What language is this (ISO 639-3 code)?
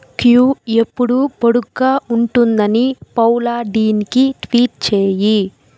tel